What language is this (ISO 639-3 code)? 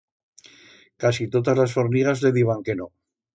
arg